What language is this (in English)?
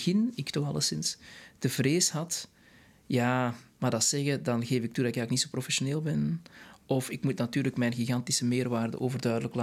Dutch